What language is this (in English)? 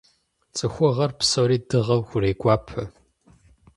Kabardian